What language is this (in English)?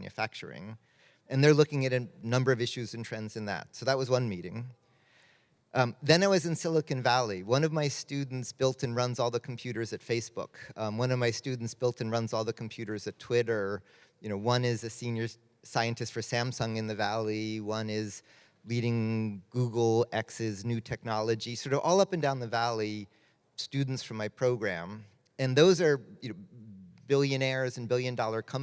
English